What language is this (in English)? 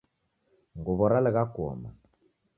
Taita